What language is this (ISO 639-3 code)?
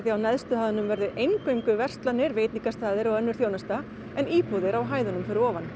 isl